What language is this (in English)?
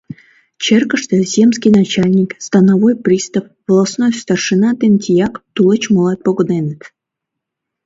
Mari